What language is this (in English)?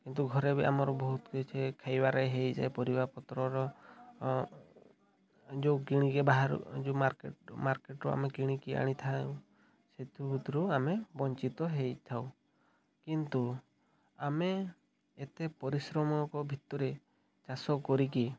Odia